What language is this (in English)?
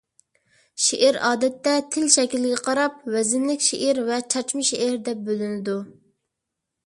Uyghur